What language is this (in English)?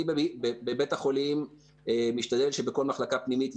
Hebrew